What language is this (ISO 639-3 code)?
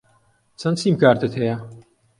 ckb